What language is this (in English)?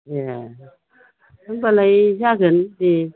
Bodo